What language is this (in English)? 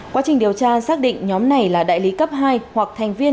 Vietnamese